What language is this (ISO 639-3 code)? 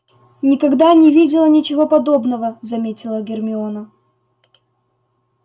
rus